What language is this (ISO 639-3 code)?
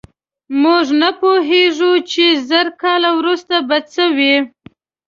pus